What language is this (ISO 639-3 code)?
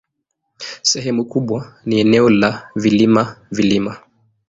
swa